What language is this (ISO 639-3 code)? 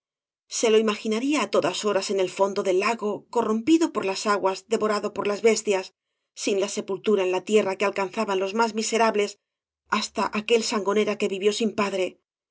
spa